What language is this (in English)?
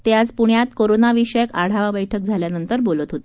Marathi